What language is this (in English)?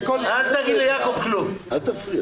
Hebrew